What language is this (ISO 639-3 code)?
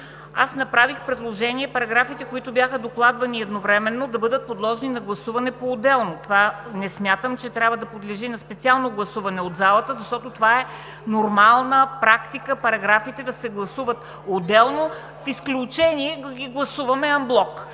bul